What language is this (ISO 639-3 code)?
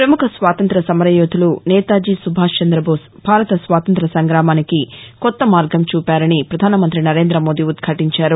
tel